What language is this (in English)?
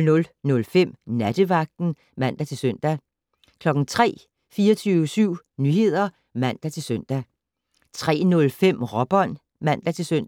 Danish